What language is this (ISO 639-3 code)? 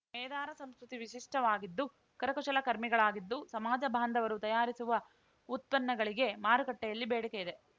kan